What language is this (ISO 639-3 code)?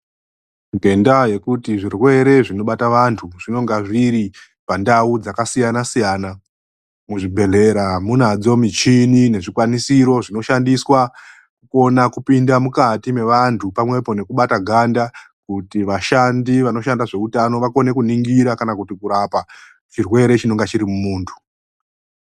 ndc